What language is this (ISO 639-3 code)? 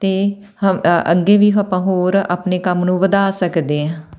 pan